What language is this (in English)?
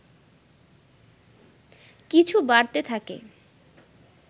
Bangla